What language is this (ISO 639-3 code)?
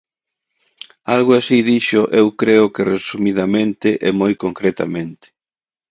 glg